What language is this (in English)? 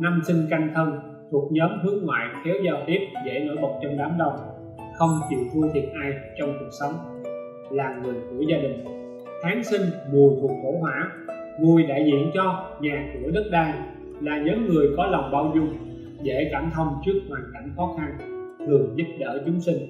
Vietnamese